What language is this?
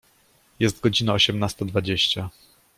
Polish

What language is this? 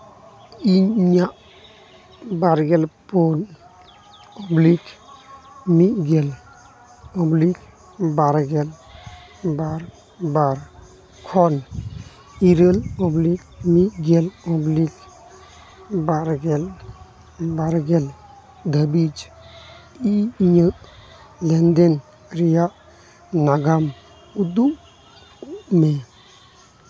Santali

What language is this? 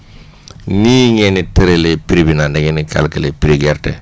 Wolof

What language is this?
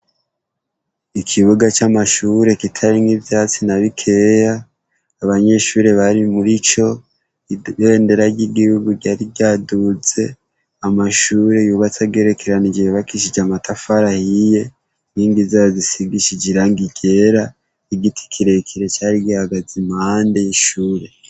Rundi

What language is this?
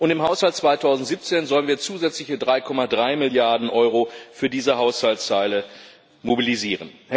German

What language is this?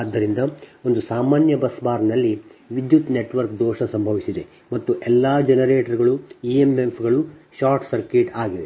Kannada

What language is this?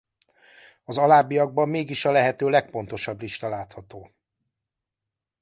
Hungarian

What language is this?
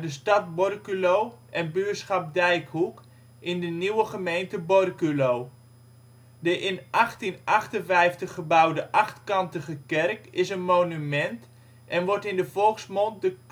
Dutch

